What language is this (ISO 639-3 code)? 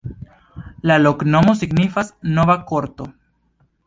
epo